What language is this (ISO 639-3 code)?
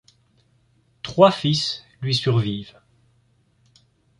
fra